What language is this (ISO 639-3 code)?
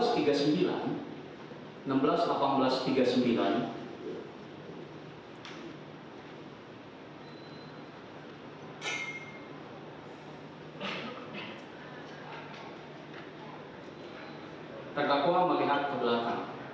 ind